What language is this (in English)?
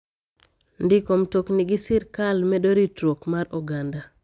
Luo (Kenya and Tanzania)